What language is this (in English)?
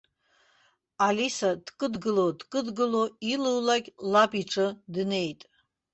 Abkhazian